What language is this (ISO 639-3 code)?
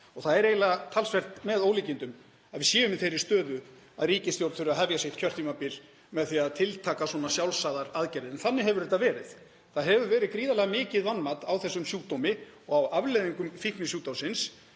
isl